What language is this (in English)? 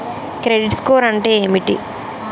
Telugu